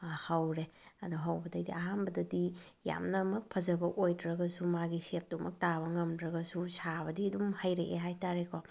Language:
Manipuri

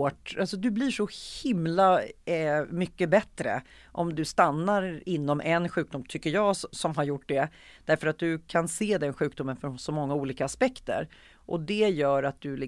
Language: Swedish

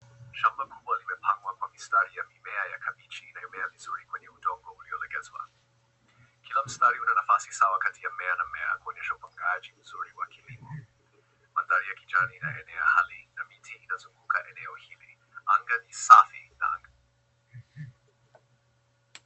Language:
Swahili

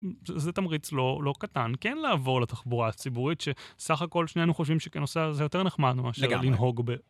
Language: Hebrew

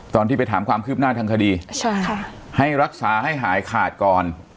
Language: Thai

